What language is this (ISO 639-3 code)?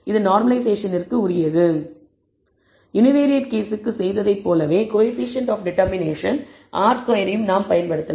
tam